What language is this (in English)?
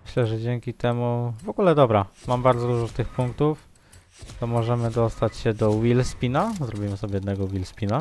Polish